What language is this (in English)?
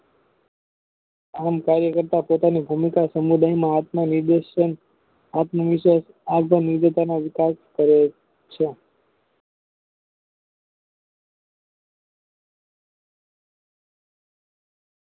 Gujarati